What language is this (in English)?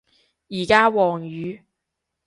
Cantonese